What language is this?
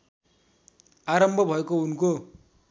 Nepali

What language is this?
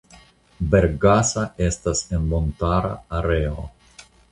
Esperanto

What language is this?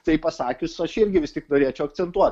Lithuanian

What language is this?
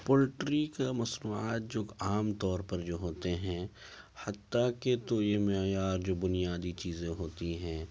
Urdu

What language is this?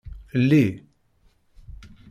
Kabyle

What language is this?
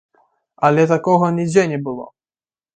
Belarusian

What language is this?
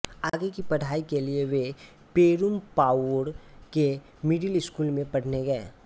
Hindi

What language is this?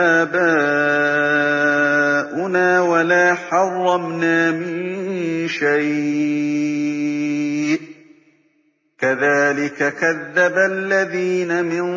Arabic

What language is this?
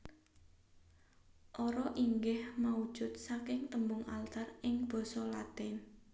Javanese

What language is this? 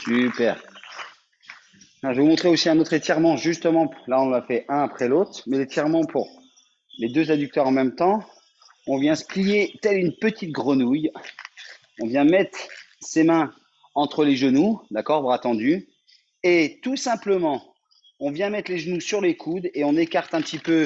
French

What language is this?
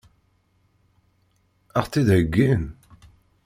Kabyle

